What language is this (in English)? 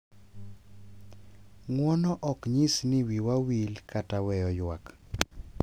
Luo (Kenya and Tanzania)